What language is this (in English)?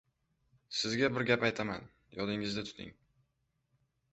Uzbek